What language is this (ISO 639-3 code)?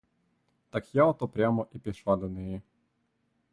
ukr